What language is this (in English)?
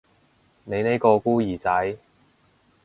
Cantonese